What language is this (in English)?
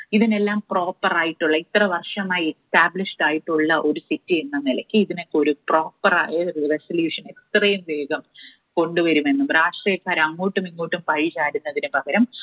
Malayalam